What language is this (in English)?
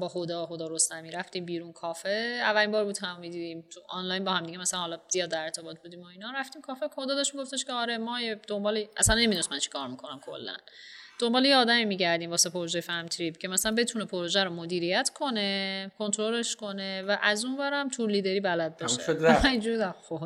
Persian